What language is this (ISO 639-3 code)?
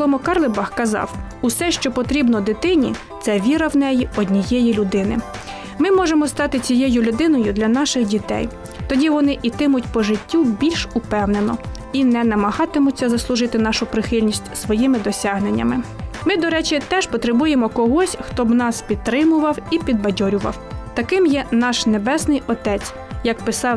ukr